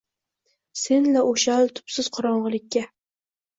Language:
Uzbek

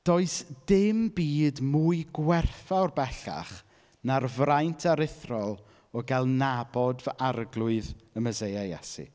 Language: Welsh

